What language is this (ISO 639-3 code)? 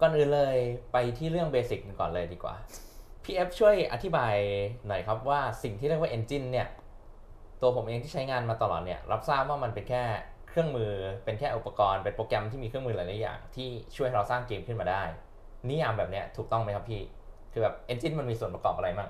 tha